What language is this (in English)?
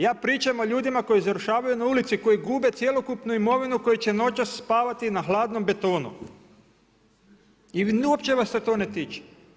Croatian